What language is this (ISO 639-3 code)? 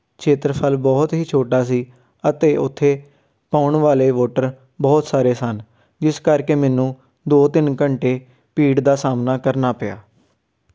pan